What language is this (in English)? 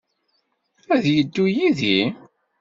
Kabyle